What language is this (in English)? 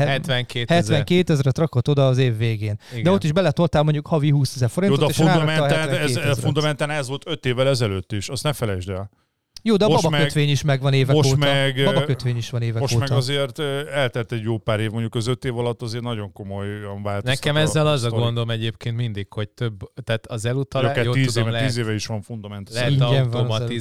Hungarian